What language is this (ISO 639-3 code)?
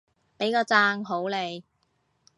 yue